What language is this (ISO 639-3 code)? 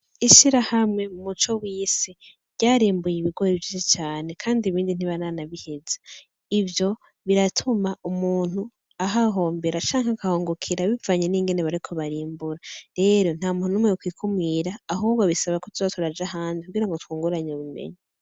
run